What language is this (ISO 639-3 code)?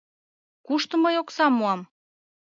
chm